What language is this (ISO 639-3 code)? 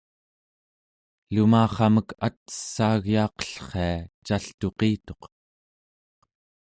esu